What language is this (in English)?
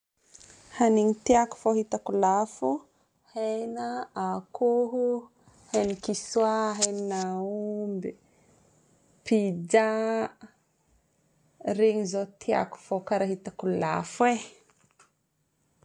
Northern Betsimisaraka Malagasy